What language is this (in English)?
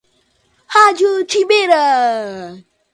Portuguese